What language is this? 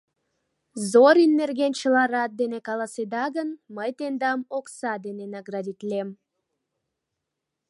Mari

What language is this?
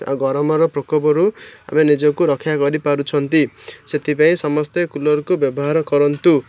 Odia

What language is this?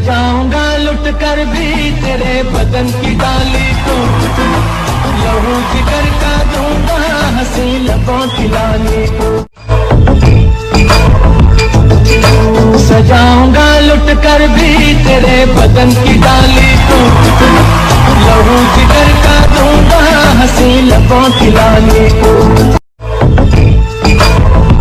Hindi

